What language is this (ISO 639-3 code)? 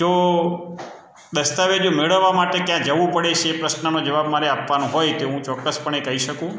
guj